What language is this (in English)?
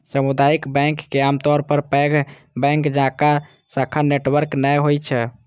Maithili